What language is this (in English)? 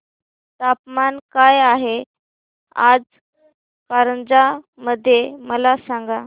Marathi